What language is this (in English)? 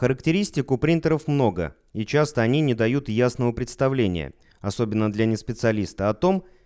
Russian